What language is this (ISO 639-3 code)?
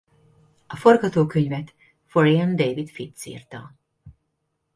hun